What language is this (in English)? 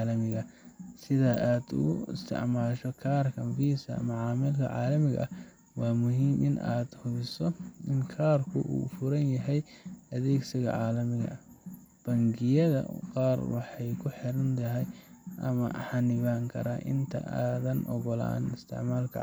Somali